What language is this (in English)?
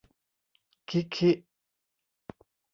Thai